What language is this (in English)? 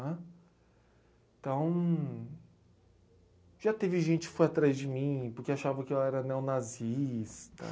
Portuguese